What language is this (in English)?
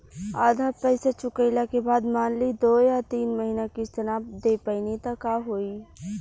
Bhojpuri